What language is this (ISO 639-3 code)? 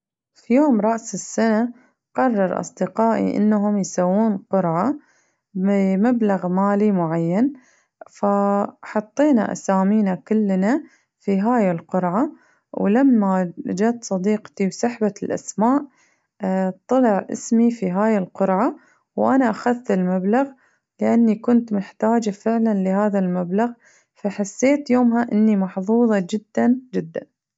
ars